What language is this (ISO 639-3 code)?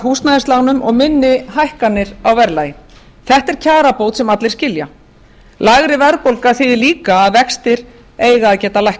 isl